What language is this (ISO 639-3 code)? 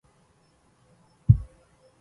ara